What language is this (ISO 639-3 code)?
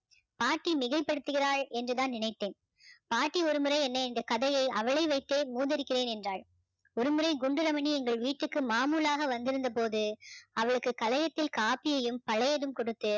tam